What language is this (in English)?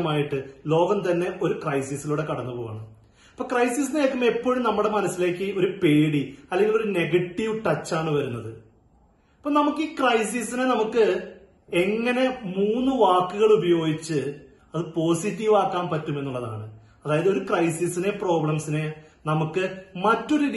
Malayalam